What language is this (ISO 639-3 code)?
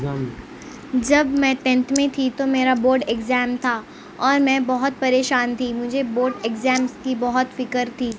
urd